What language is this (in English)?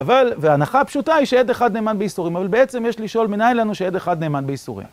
Hebrew